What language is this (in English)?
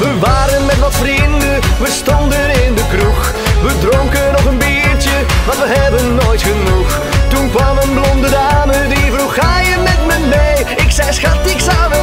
Dutch